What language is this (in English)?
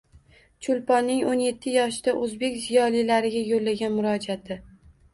Uzbek